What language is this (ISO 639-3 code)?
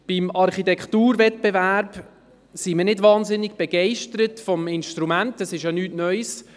gsw